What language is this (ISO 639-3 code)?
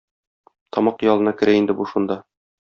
tat